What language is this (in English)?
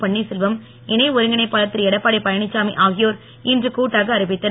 Tamil